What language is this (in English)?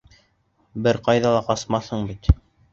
Bashkir